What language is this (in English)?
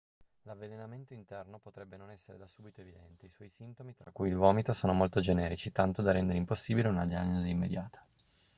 Italian